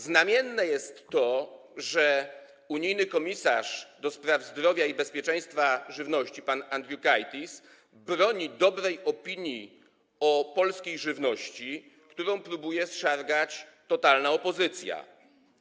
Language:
Polish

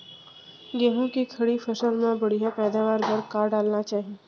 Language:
Chhattisgarhi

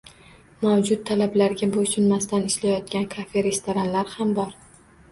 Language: Uzbek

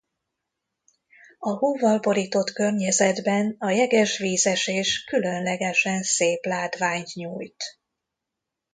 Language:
Hungarian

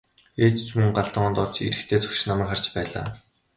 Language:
Mongolian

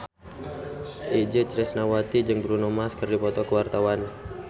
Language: Sundanese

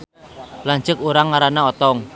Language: Sundanese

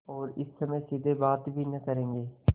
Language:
Hindi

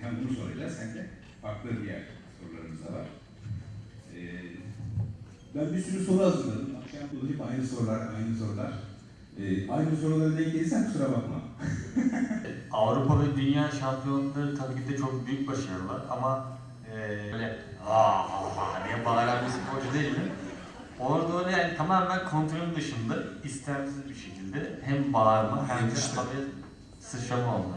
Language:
Turkish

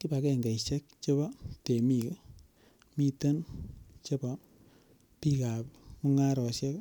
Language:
Kalenjin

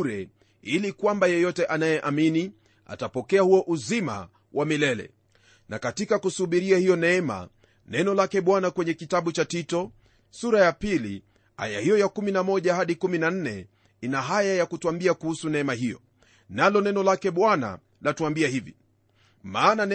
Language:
Swahili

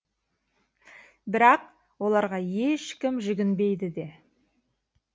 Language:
Kazakh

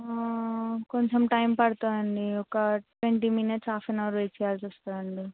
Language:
Telugu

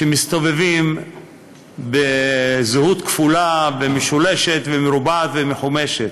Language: Hebrew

